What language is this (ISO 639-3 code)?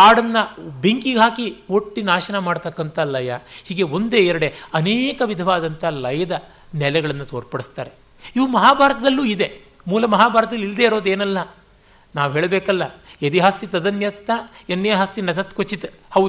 kan